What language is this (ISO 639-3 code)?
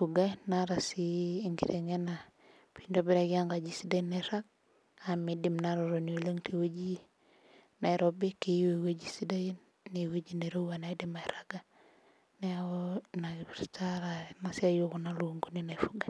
mas